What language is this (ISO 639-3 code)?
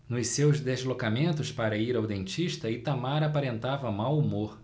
por